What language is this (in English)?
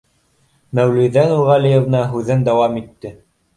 Bashkir